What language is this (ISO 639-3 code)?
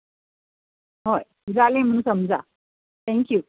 kok